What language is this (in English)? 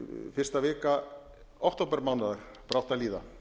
Icelandic